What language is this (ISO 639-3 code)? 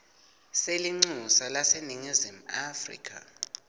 ssw